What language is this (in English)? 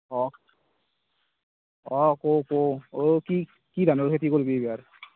Assamese